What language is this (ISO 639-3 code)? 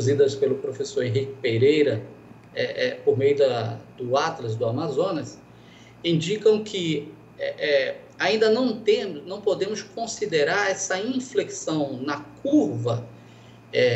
por